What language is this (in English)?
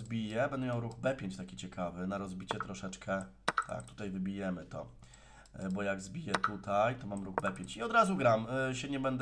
Polish